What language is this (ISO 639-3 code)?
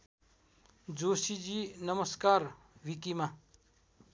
nep